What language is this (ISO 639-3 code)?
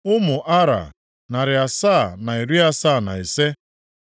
ibo